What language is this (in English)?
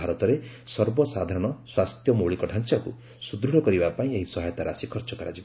Odia